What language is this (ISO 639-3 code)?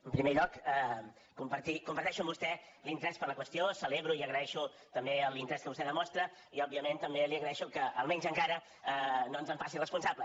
cat